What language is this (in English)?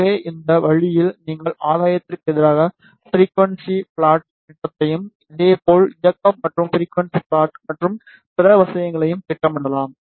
Tamil